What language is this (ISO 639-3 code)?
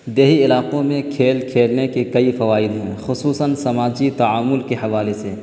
urd